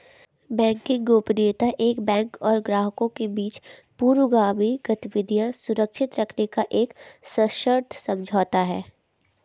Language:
Hindi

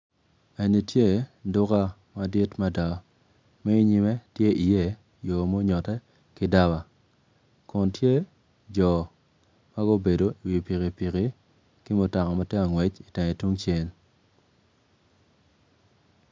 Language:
Acoli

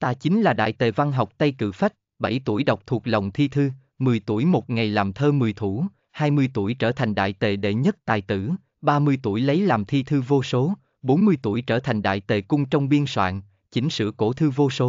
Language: Vietnamese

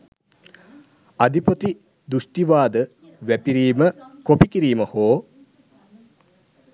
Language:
Sinhala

